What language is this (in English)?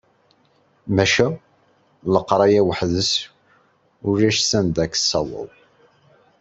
Kabyle